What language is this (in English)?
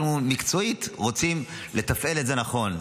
Hebrew